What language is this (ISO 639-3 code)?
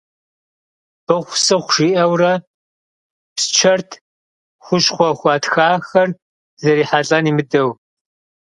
kbd